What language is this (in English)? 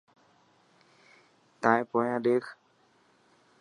Dhatki